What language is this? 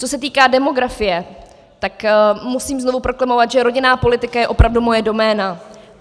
Czech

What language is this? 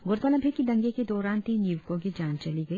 Hindi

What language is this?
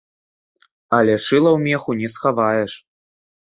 Belarusian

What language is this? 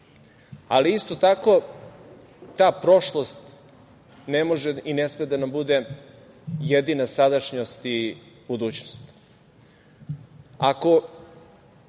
Serbian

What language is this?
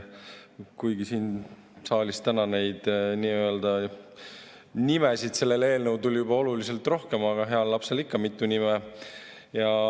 Estonian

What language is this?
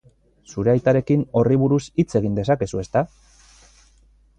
Basque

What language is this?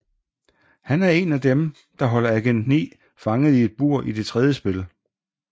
Danish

